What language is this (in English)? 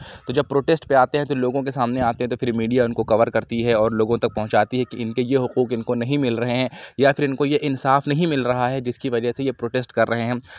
Urdu